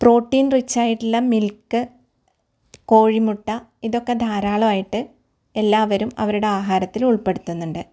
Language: Malayalam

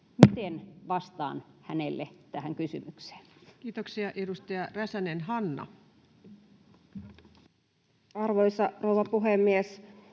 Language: Finnish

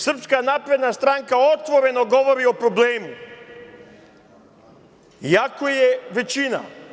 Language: Serbian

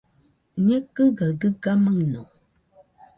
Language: Nüpode Huitoto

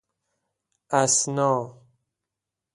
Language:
Persian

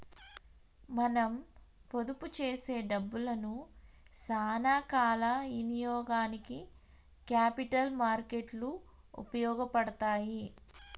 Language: Telugu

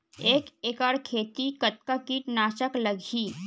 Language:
Chhattisgarhi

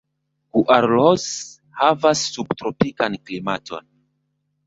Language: Esperanto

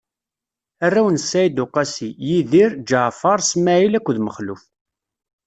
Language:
Kabyle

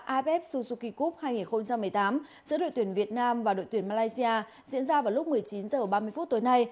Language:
Vietnamese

